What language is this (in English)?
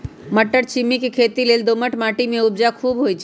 Magahi